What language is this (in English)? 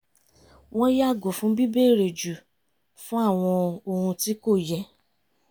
Yoruba